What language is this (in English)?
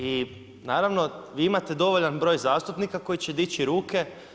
Croatian